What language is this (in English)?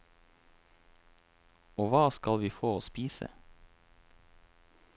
Norwegian